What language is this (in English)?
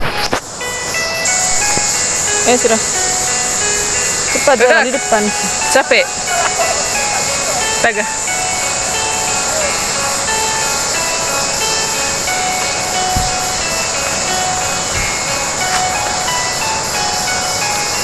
Indonesian